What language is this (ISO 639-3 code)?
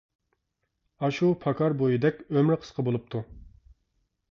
uig